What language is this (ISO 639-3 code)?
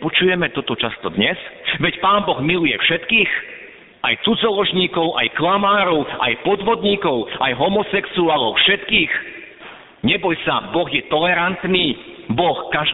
slk